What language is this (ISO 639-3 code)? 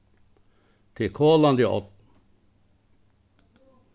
fao